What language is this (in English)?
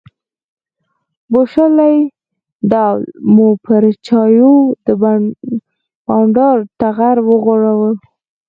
Pashto